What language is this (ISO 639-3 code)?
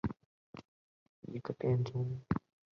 zho